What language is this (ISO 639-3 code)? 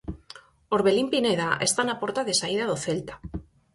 glg